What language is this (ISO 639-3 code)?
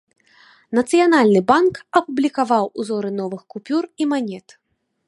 bel